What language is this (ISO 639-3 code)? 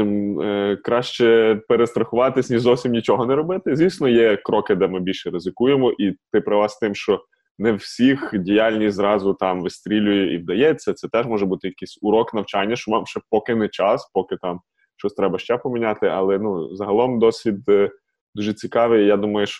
ukr